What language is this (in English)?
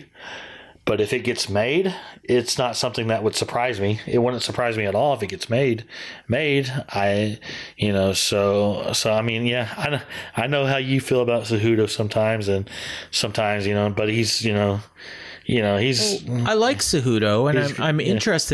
English